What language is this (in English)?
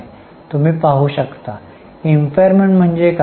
Marathi